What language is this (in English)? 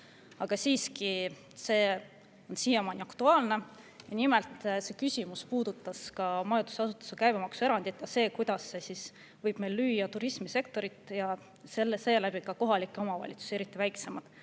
Estonian